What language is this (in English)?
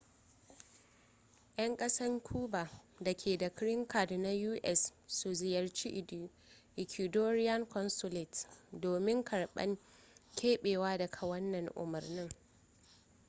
Hausa